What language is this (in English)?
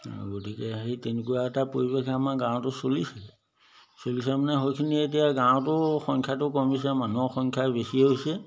Assamese